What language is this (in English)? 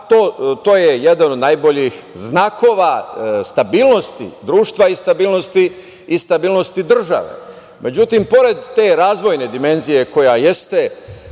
Serbian